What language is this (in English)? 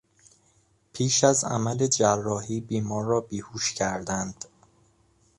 Persian